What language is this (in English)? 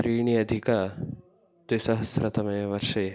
Sanskrit